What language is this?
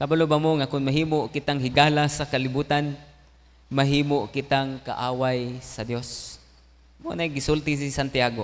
Filipino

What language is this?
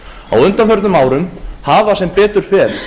Icelandic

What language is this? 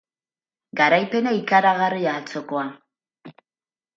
Basque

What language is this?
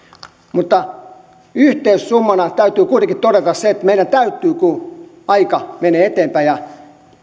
Finnish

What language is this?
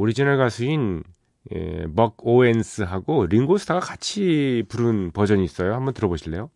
Korean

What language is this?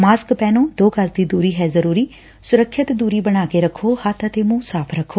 Punjabi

